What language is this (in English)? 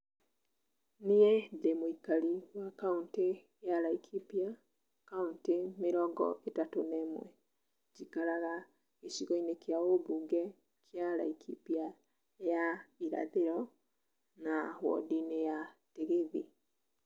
Kikuyu